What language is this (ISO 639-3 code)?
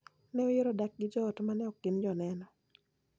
luo